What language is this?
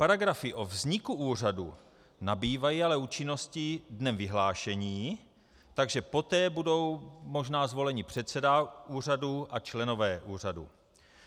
Czech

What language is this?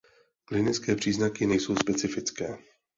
Czech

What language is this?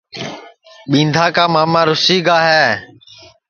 Sansi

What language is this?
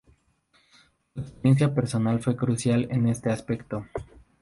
Spanish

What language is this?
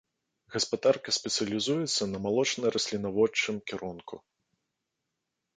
Belarusian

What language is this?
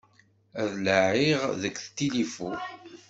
Kabyle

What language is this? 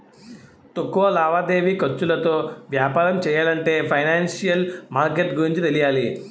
Telugu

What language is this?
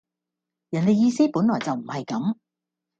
Cantonese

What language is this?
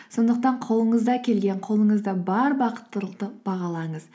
Kazakh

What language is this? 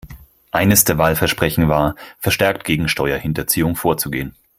German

